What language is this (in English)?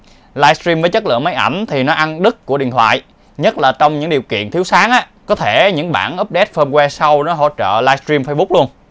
Vietnamese